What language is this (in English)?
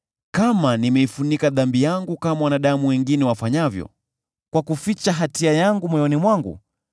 Swahili